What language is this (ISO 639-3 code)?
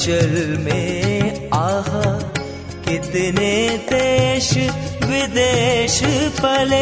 hin